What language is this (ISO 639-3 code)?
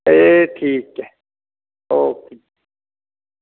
doi